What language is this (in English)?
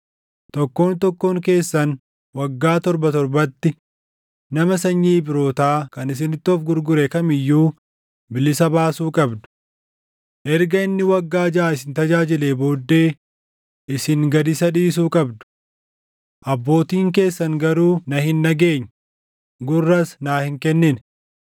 Oromo